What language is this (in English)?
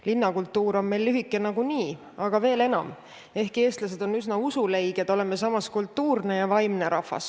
Estonian